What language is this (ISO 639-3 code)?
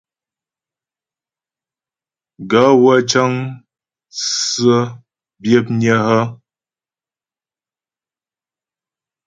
bbj